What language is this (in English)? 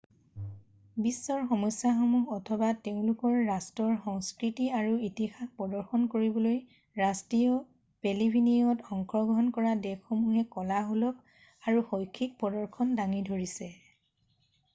Assamese